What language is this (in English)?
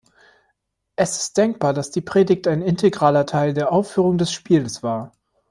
German